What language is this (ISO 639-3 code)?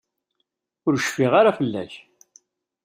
kab